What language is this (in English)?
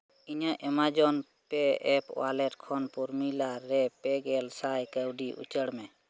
Santali